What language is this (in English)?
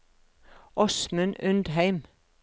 Norwegian